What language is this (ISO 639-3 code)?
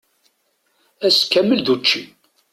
kab